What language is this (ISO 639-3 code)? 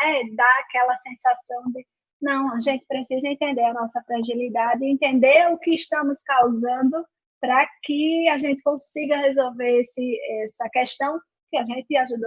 por